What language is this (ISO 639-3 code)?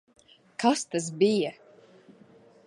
lav